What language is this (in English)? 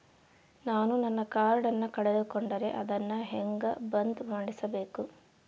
Kannada